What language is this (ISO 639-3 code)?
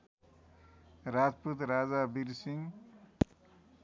nep